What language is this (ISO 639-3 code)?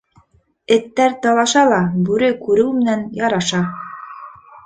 bak